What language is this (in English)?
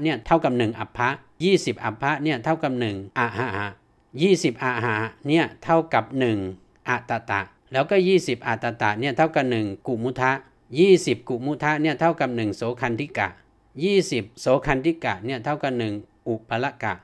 Thai